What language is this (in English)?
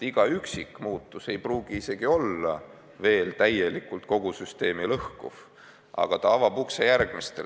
Estonian